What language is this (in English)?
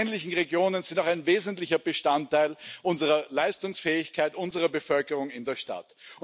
German